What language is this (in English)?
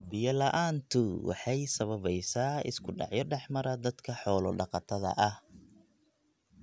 Somali